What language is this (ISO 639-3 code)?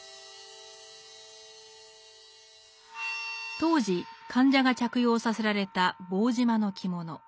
jpn